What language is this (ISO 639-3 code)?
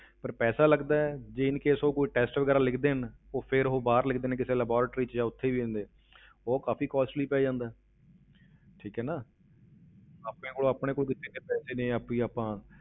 pan